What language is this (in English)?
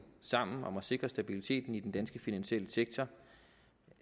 Danish